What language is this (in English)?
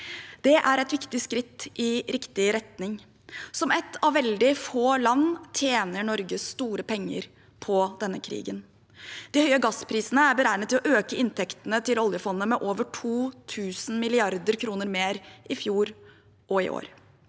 Norwegian